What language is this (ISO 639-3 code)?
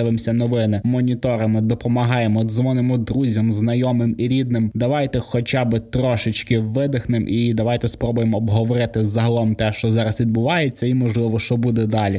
ukr